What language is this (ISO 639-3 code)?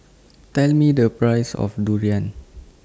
eng